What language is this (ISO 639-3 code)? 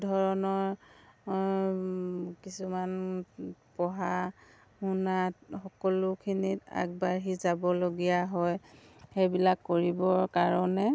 asm